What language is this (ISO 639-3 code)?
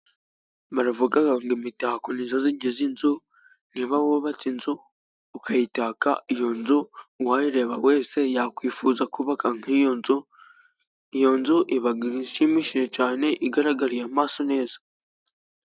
kin